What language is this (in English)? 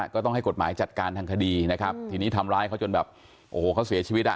Thai